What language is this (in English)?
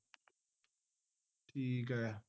Punjabi